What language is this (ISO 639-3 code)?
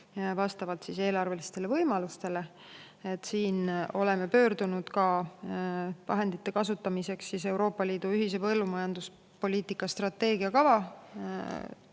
est